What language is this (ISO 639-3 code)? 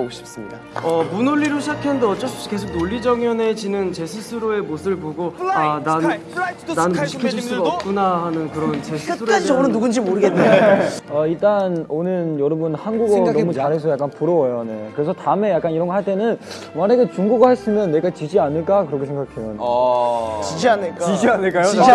kor